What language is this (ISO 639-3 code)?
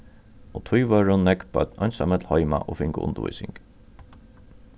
fao